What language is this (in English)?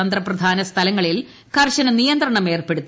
Malayalam